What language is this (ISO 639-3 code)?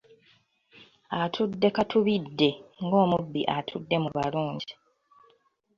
lug